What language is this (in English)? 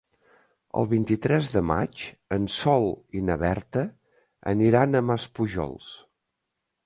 Catalan